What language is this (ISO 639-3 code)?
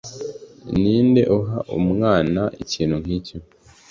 kin